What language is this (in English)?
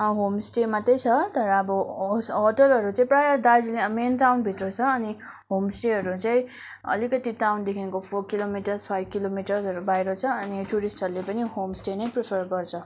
Nepali